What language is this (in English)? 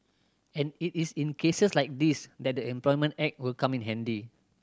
English